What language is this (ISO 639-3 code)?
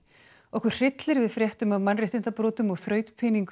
isl